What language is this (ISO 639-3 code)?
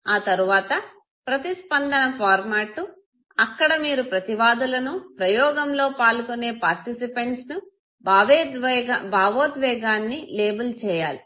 tel